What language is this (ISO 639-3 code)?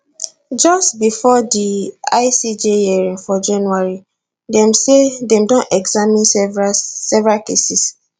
pcm